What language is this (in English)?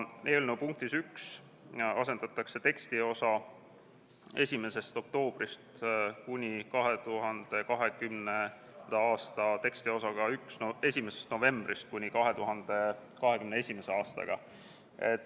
Estonian